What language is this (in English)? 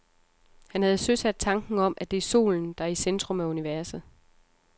Danish